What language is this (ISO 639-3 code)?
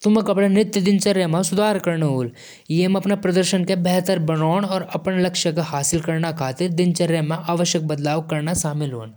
jns